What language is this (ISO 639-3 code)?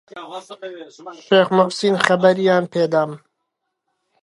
ckb